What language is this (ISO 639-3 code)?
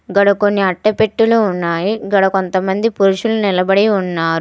tel